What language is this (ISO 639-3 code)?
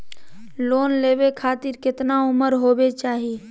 mag